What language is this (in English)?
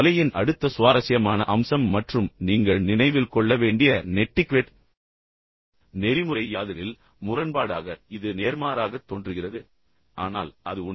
Tamil